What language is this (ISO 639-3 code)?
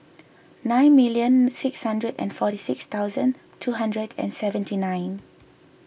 eng